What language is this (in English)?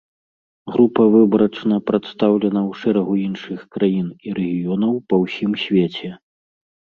Belarusian